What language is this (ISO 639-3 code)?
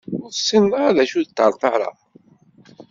kab